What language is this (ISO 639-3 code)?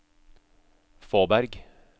nor